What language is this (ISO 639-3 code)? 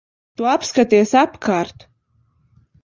lav